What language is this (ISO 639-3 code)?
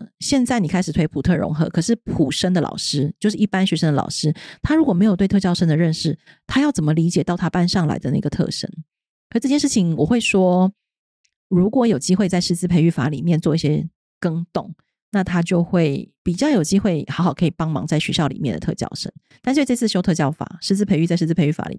zho